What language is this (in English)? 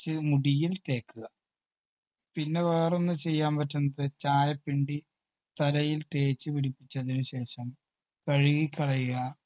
Malayalam